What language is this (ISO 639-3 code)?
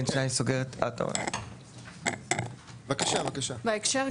heb